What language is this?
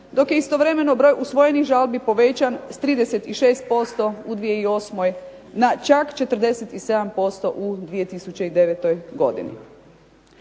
Croatian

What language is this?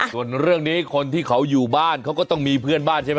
Thai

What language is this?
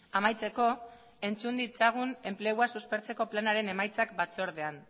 Basque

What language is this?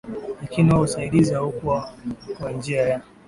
Swahili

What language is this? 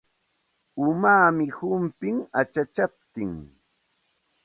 Santa Ana de Tusi Pasco Quechua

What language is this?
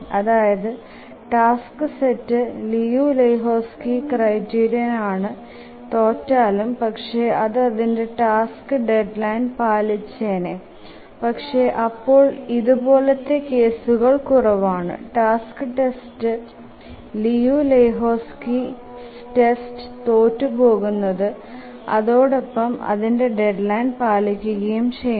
Malayalam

